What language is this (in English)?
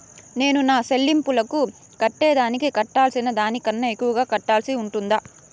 Telugu